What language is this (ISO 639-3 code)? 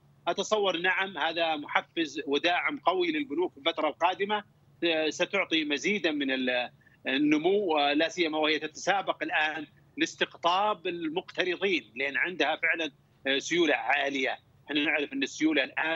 ara